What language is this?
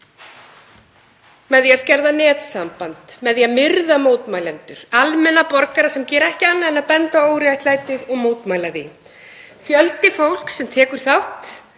Icelandic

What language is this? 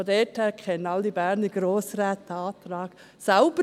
Swiss German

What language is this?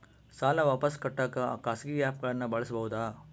Kannada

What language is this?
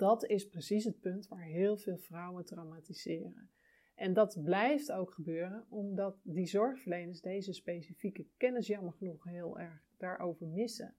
Dutch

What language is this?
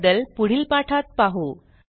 Marathi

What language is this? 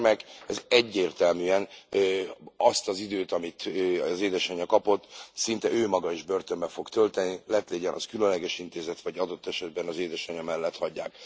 Hungarian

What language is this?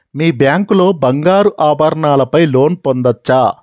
Telugu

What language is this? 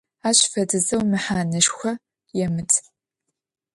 Adyghe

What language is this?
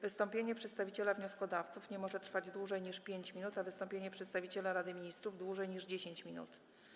Polish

